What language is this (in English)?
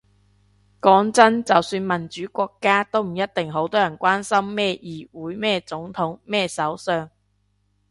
Cantonese